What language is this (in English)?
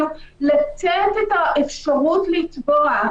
Hebrew